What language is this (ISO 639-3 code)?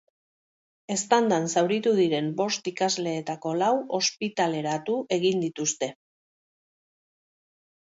eus